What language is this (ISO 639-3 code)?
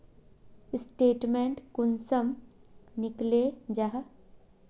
mag